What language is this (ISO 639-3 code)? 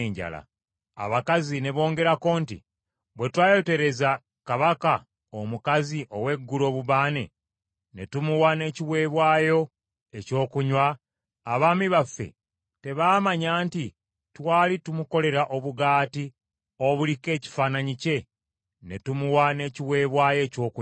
lug